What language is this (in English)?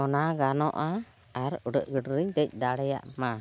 Santali